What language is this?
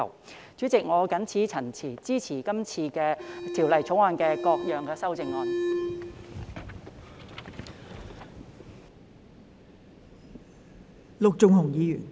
Cantonese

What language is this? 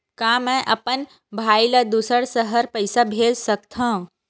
Chhattisgarhi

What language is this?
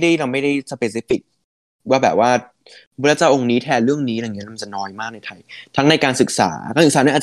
Thai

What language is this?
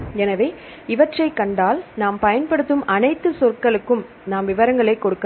Tamil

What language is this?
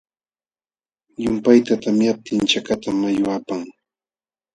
Jauja Wanca Quechua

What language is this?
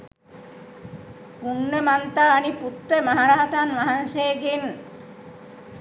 Sinhala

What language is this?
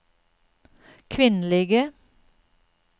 Norwegian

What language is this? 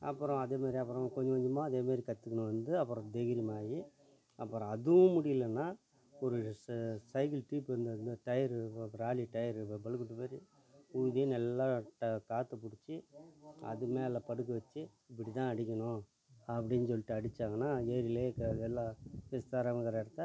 Tamil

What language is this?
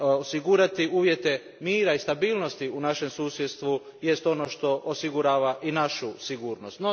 Croatian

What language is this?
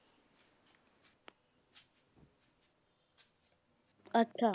Punjabi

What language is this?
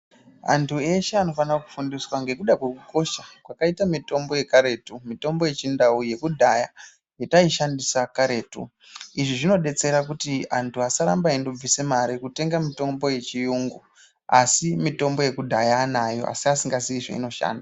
Ndau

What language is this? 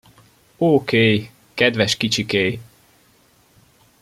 Hungarian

